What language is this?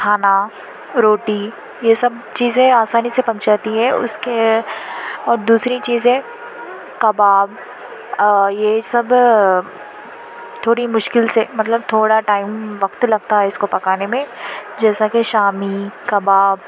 Urdu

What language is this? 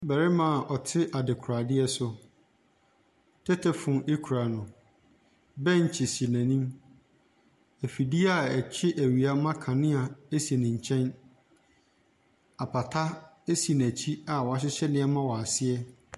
Akan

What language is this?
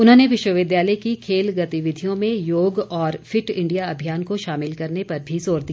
Hindi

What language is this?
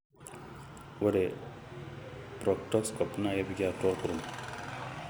Masai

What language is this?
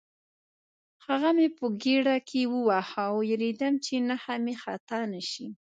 Pashto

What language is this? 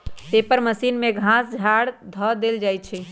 Magahi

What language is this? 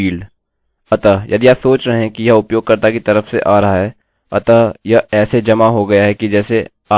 Hindi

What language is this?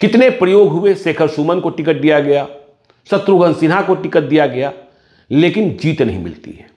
Hindi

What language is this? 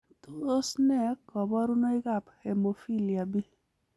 Kalenjin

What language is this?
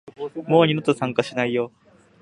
Japanese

